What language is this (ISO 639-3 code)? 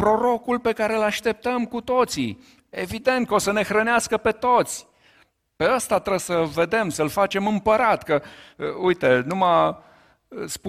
ron